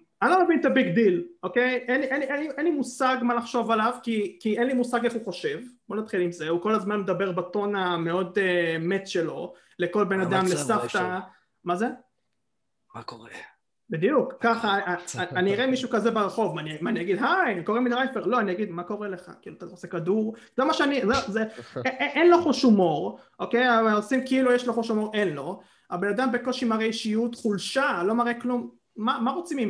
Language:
Hebrew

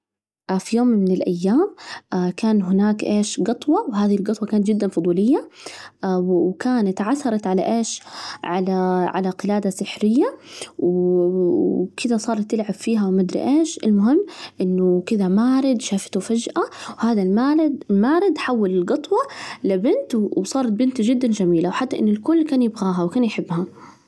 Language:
Najdi Arabic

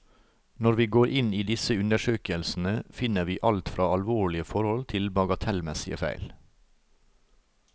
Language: Norwegian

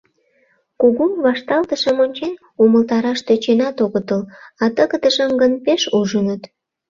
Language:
Mari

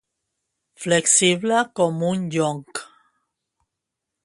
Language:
Catalan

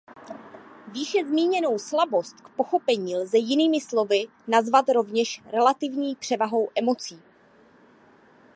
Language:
Czech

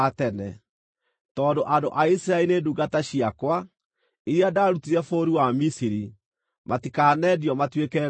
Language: Kikuyu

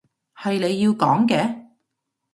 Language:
Cantonese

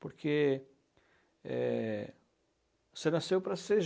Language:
Portuguese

